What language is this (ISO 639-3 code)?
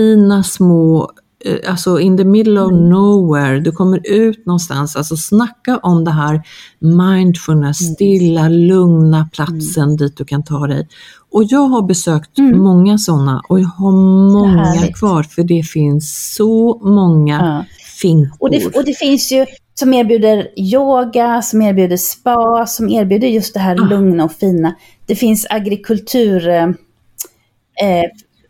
swe